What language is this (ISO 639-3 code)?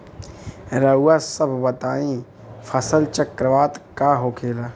bho